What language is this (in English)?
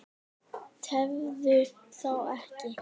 Icelandic